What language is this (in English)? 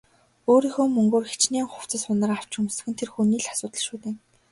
Mongolian